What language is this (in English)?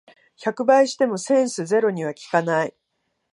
Japanese